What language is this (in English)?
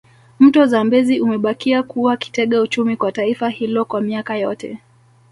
Swahili